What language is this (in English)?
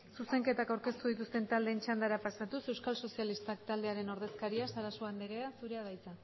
Basque